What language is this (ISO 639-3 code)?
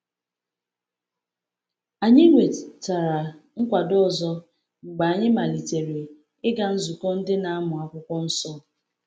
ibo